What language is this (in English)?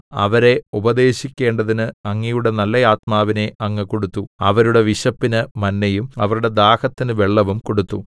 Malayalam